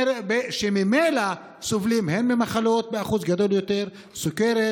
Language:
Hebrew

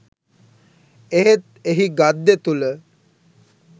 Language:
Sinhala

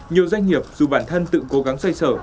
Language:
Vietnamese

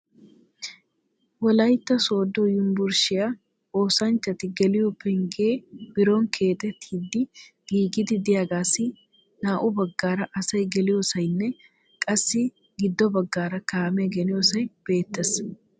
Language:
Wolaytta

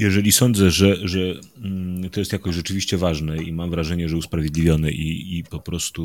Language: Polish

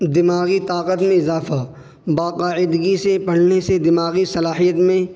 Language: Urdu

